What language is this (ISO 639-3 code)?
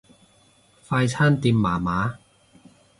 yue